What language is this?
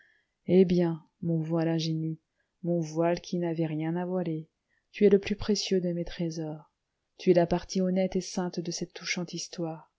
French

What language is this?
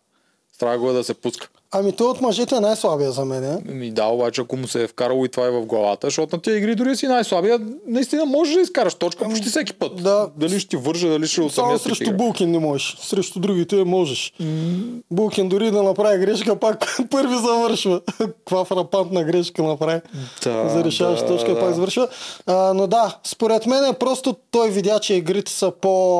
Bulgarian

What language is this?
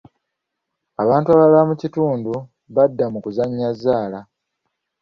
Ganda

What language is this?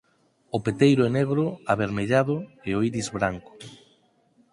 Galician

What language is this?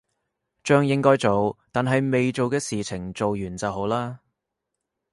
Cantonese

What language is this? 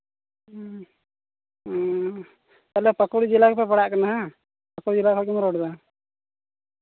Santali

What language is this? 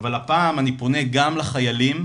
Hebrew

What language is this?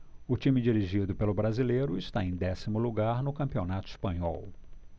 Portuguese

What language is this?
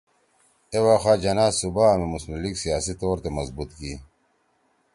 Torwali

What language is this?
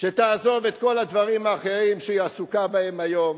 Hebrew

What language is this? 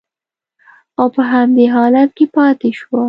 Pashto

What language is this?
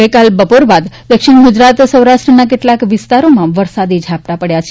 Gujarati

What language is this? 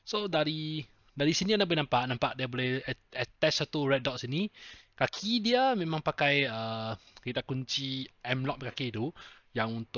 Malay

